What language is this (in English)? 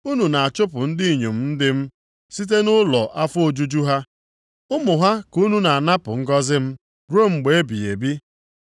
Igbo